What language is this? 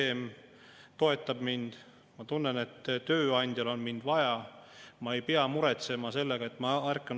Estonian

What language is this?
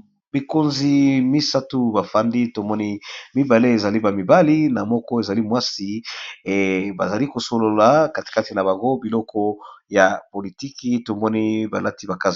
Lingala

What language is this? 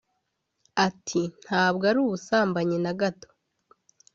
Kinyarwanda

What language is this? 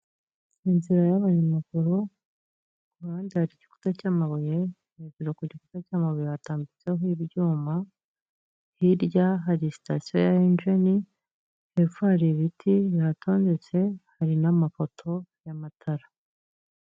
Kinyarwanda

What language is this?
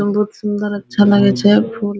Hindi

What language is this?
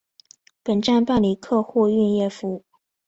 Chinese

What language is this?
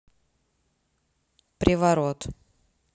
Russian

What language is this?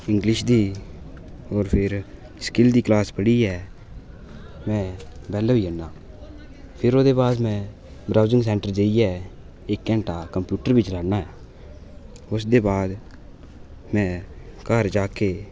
Dogri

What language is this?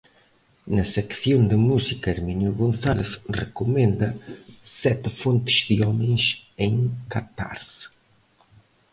Galician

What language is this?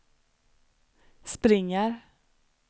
Swedish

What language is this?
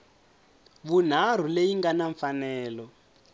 Tsonga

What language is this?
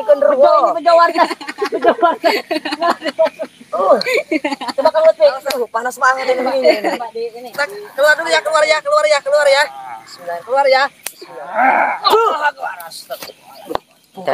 Indonesian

